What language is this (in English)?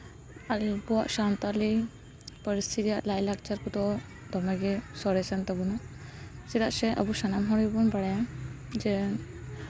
Santali